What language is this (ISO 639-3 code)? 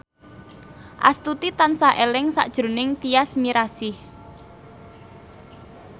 jav